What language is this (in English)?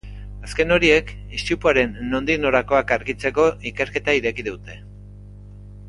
Basque